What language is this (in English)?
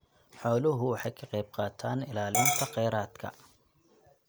Somali